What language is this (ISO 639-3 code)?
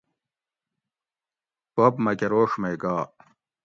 gwc